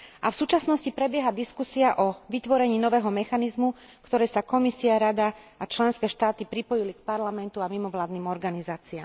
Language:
Slovak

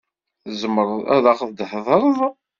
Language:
Kabyle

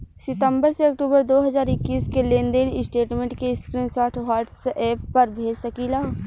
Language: Bhojpuri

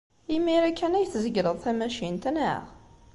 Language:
Kabyle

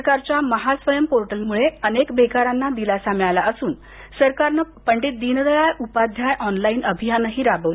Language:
Marathi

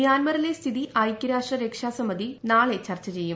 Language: Malayalam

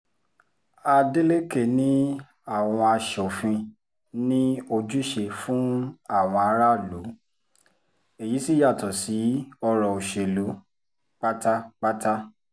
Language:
Yoruba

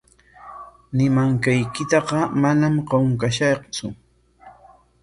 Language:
Corongo Ancash Quechua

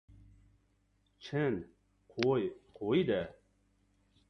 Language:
Uzbek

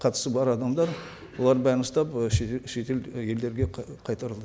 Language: Kazakh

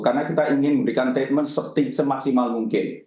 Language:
Indonesian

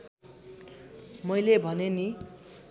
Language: Nepali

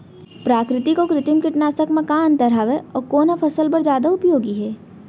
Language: Chhattisgarhi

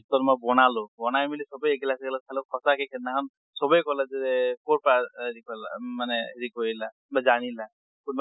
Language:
Assamese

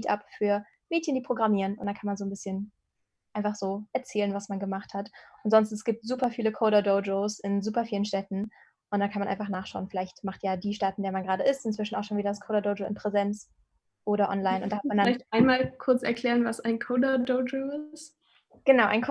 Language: German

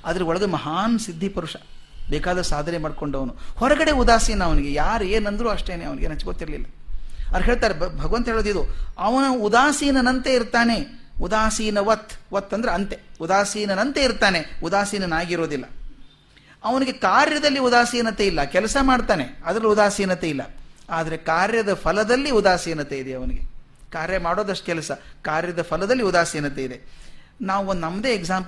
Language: Kannada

